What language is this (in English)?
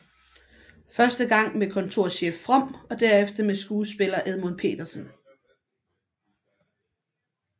Danish